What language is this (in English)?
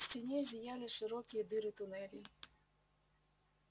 Russian